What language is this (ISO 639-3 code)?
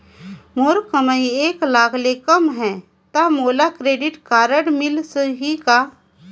hne